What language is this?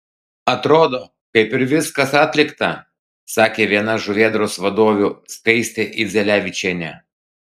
Lithuanian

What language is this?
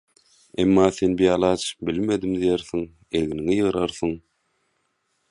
Turkmen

